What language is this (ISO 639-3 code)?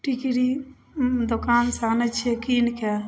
mai